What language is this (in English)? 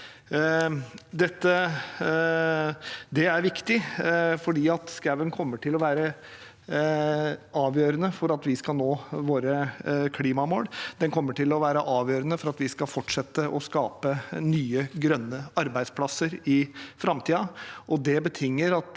Norwegian